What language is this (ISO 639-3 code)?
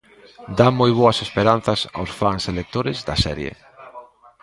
glg